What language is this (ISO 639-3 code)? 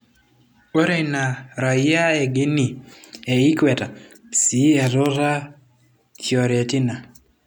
mas